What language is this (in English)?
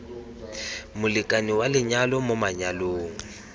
Tswana